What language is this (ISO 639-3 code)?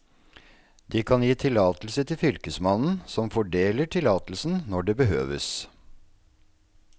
nor